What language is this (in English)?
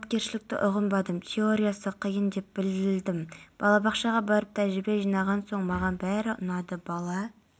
Kazakh